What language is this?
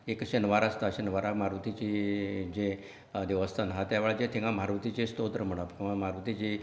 Konkani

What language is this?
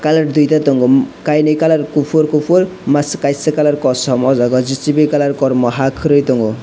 Kok Borok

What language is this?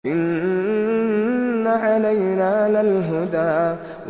Arabic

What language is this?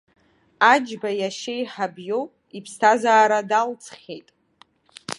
Abkhazian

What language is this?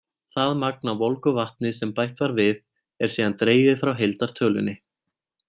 Icelandic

